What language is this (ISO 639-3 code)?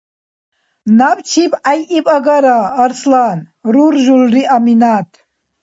dar